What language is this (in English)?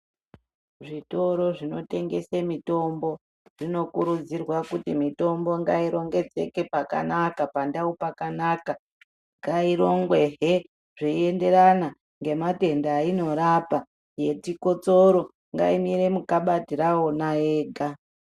Ndau